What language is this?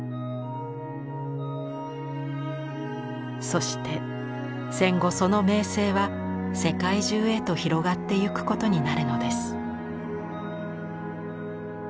Japanese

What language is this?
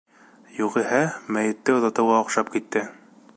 Bashkir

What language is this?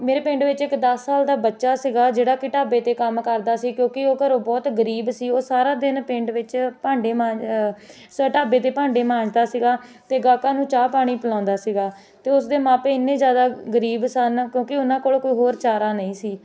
Punjabi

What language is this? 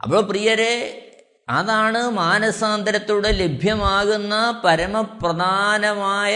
Malayalam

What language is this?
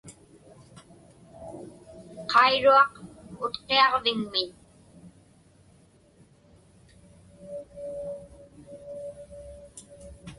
Inupiaq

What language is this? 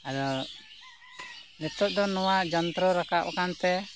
Santali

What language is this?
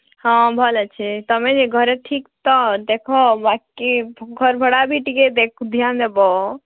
Odia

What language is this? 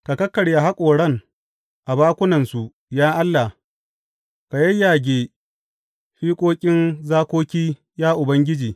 Hausa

